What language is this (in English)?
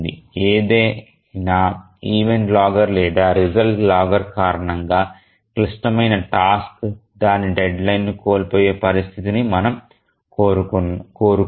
Telugu